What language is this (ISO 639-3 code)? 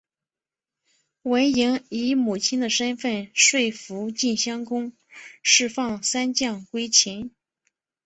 zho